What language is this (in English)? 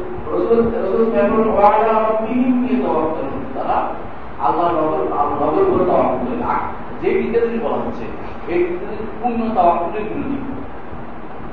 Bangla